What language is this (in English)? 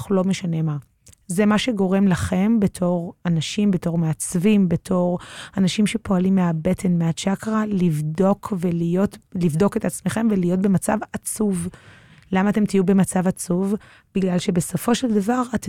Hebrew